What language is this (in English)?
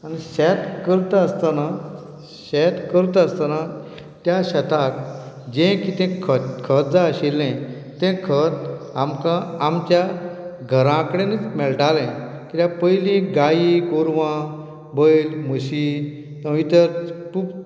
Konkani